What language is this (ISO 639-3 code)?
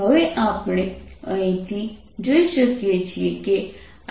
guj